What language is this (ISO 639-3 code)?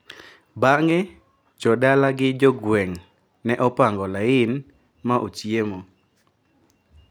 luo